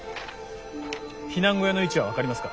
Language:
Japanese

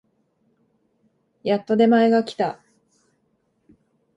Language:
Japanese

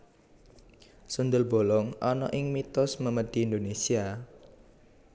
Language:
Javanese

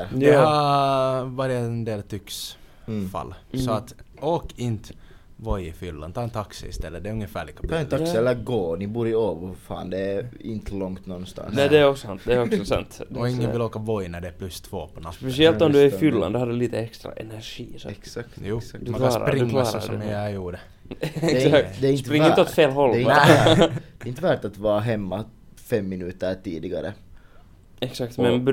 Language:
Swedish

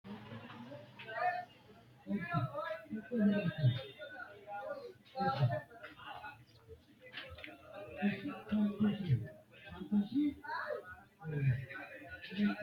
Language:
Sidamo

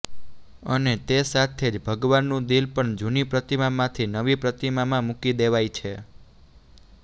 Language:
Gujarati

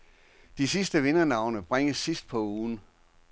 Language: Danish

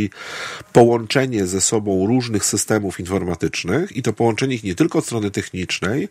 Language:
Polish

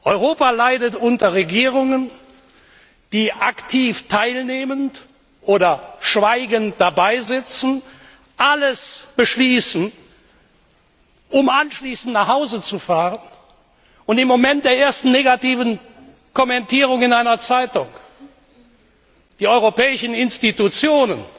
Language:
German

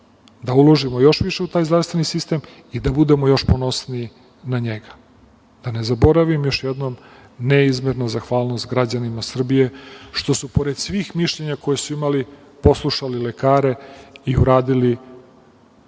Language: Serbian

